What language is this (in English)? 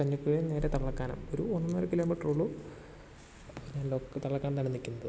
Malayalam